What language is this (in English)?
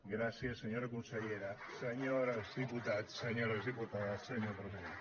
Catalan